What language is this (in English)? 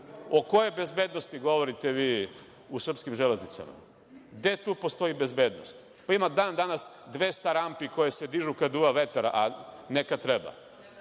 Serbian